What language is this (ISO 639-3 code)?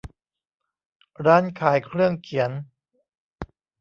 tha